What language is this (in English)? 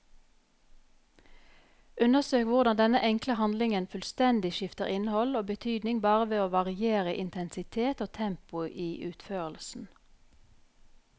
Norwegian